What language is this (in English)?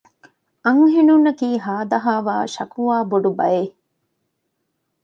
Divehi